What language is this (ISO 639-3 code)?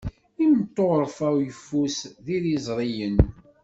kab